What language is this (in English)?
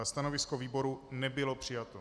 Czech